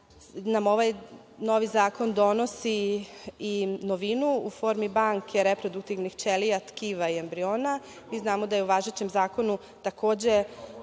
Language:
Serbian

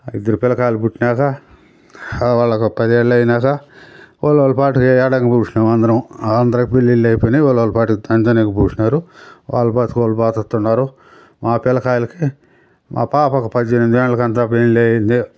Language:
Telugu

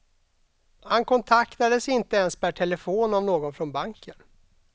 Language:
Swedish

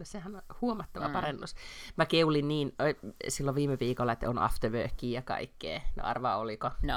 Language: Finnish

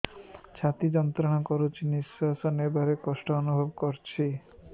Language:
Odia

